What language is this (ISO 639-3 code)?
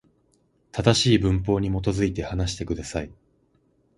jpn